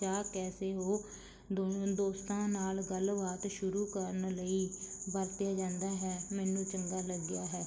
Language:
Punjabi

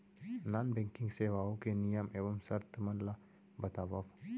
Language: Chhattisgarhi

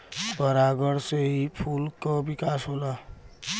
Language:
Bhojpuri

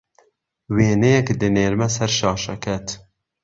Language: Central Kurdish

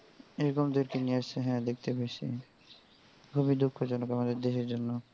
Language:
Bangla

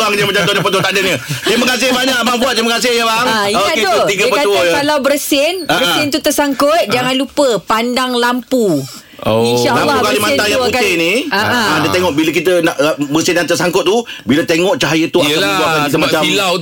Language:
Malay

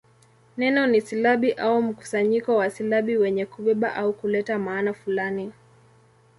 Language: Swahili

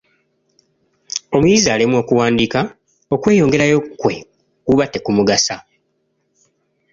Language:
Ganda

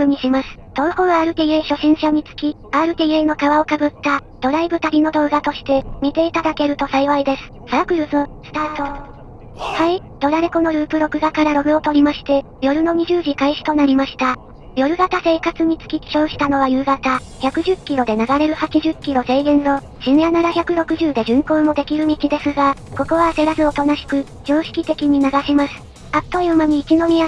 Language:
Japanese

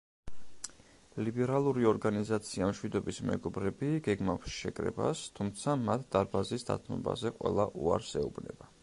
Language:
Georgian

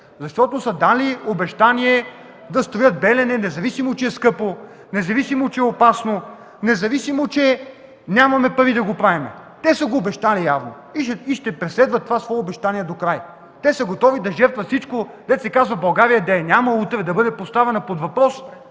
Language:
Bulgarian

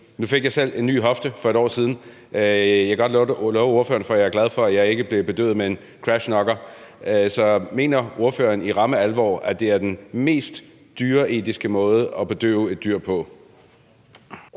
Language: Danish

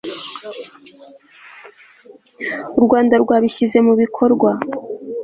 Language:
Kinyarwanda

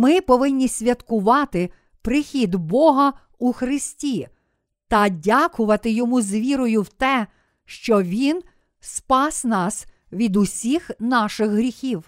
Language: Ukrainian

